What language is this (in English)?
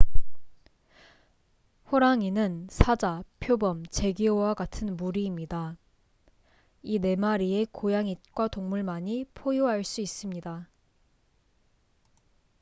Korean